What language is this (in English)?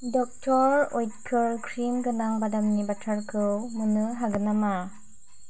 Bodo